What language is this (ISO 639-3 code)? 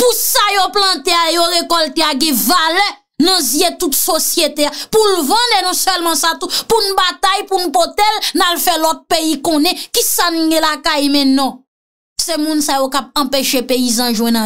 fra